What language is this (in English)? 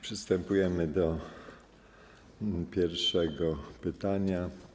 Polish